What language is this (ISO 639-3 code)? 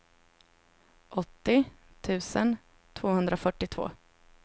swe